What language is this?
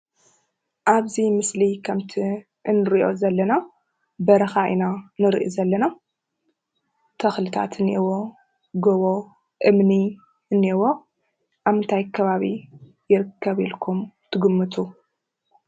Tigrinya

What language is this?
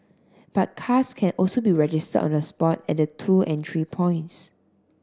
English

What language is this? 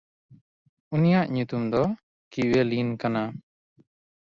Santali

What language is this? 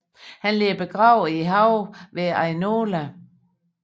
Danish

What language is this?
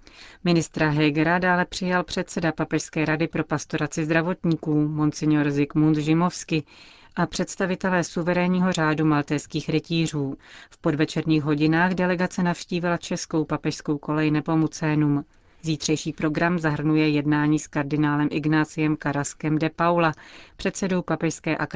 Czech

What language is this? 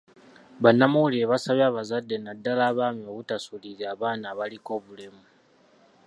Ganda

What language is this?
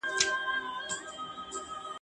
Pashto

